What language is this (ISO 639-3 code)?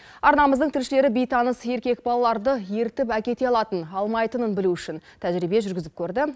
kaz